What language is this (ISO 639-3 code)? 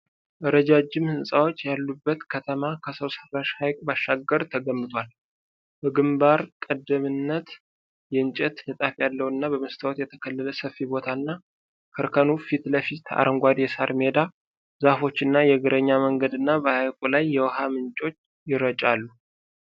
amh